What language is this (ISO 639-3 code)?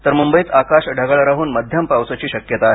mar